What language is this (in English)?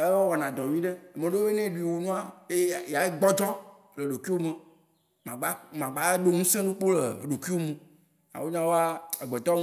Waci Gbe